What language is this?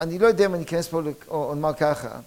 Hebrew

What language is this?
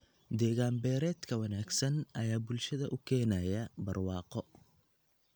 Somali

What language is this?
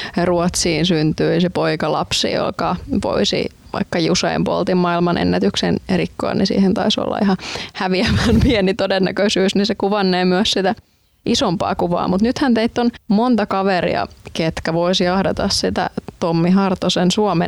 Finnish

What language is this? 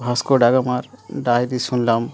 Bangla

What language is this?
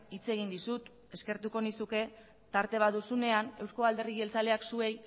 Basque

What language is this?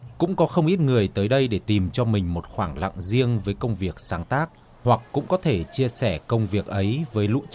Vietnamese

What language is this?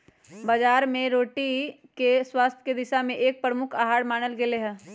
Magahi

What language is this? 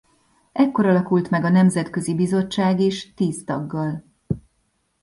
Hungarian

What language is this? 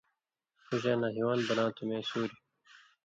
Indus Kohistani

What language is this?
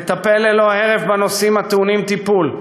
Hebrew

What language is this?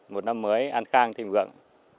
Vietnamese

